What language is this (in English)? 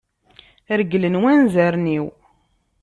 Kabyle